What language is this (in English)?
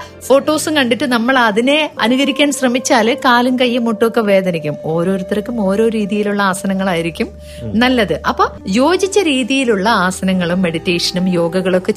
Malayalam